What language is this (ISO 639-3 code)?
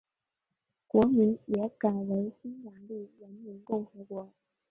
zho